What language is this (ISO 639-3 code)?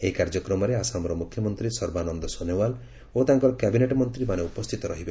ori